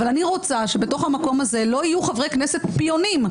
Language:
Hebrew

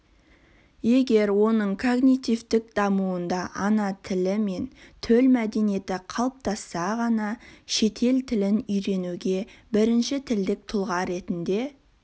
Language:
Kazakh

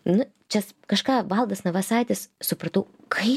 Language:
Lithuanian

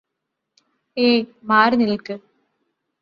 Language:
Malayalam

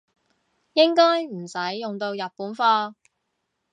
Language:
Cantonese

